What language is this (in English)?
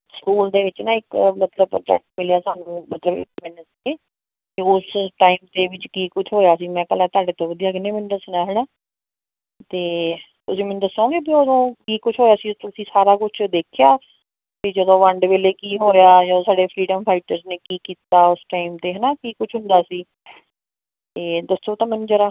Punjabi